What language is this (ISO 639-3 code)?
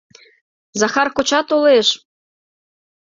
chm